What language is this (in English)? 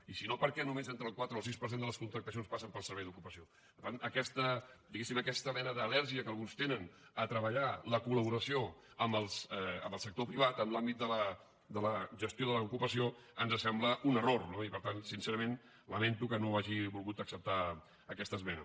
Catalan